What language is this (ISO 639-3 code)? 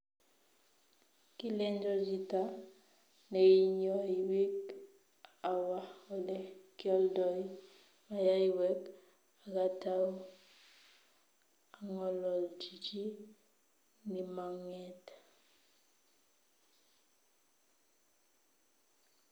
kln